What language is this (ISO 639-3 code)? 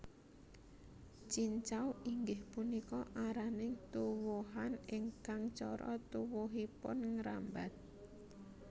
jav